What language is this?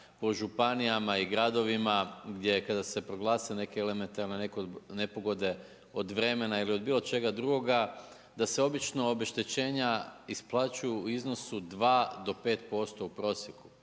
Croatian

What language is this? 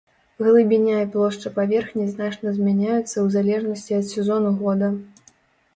Belarusian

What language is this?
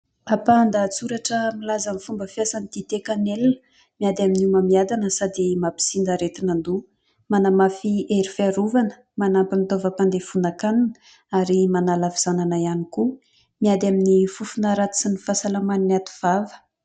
Malagasy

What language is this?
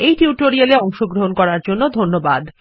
Bangla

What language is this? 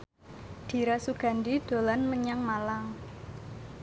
Javanese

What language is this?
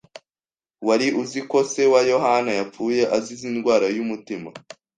Kinyarwanda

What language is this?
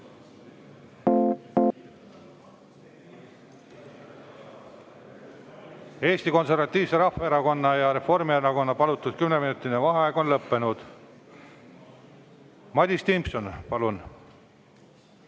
Estonian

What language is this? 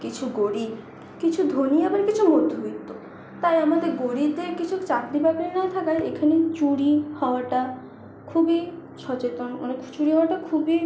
Bangla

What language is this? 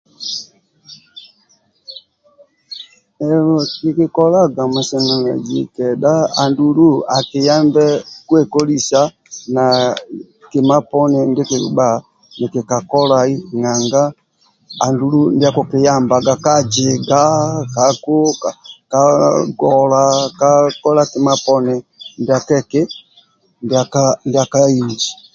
Amba (Uganda)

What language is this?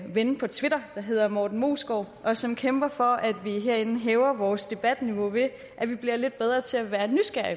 Danish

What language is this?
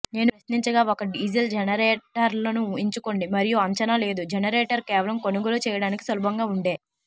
Telugu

